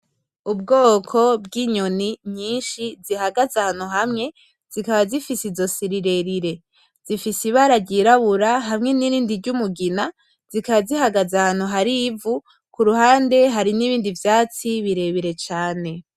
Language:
Rundi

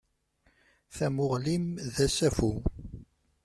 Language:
Kabyle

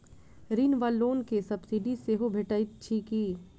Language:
Maithili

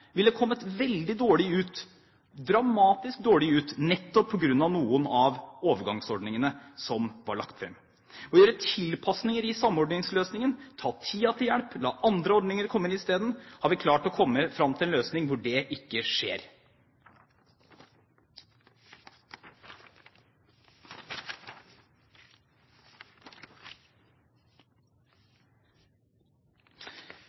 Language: Norwegian Bokmål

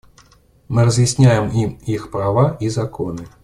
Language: Russian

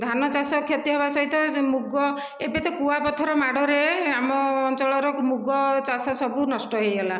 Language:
Odia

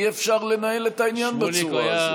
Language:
Hebrew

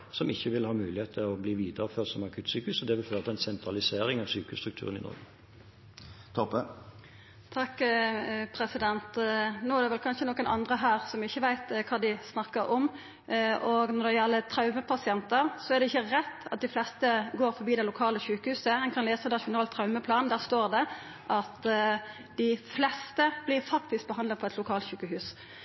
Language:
Norwegian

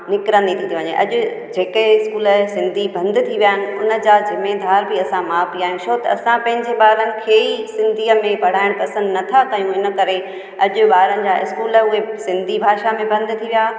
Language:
Sindhi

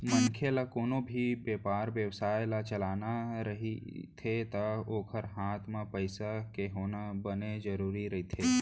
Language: Chhattisgarhi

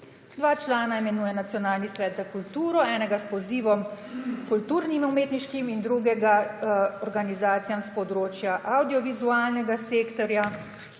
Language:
Slovenian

